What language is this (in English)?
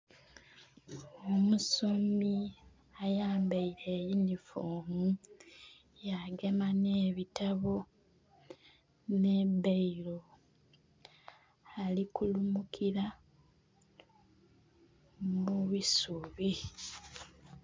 Soga